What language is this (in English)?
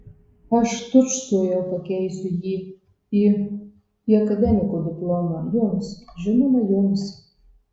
Lithuanian